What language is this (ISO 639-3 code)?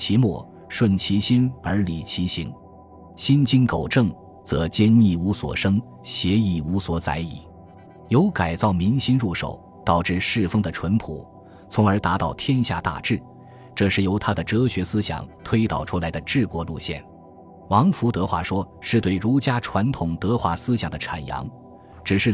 zho